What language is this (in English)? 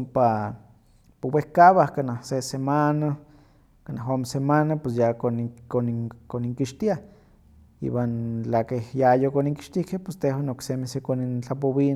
Huaxcaleca Nahuatl